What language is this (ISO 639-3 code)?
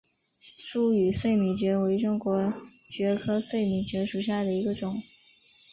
zho